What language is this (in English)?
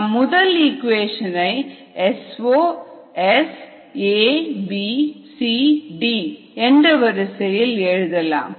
Tamil